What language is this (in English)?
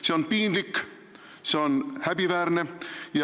Estonian